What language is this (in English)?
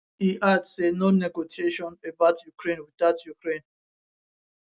Nigerian Pidgin